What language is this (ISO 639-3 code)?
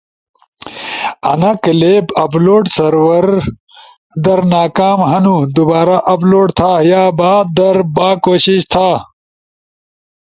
ush